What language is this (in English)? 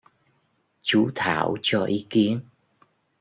Vietnamese